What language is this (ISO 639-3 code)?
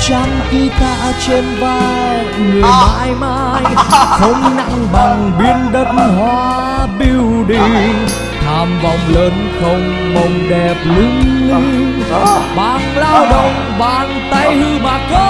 vie